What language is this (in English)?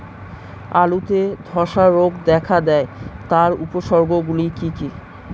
Bangla